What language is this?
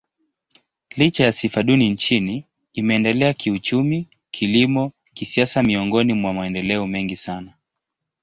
Swahili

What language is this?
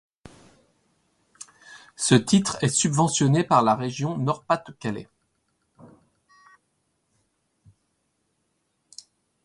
French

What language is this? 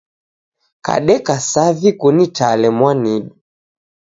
Taita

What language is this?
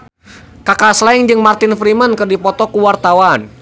Sundanese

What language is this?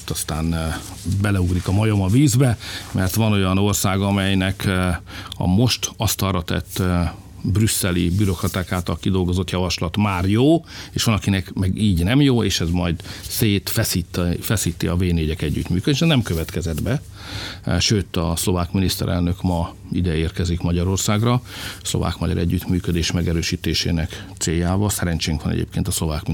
Hungarian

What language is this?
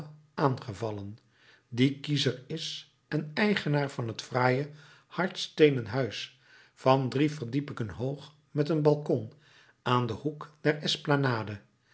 Dutch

